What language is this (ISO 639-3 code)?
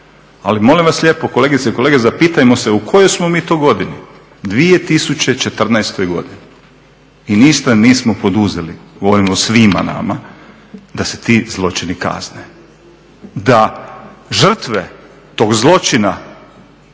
hrv